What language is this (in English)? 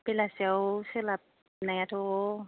Bodo